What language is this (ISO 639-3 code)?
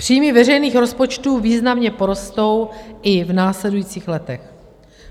ces